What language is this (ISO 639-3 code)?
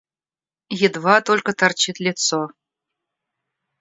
rus